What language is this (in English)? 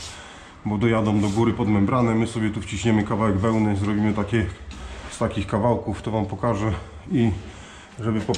Polish